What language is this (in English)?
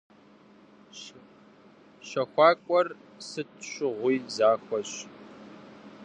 Kabardian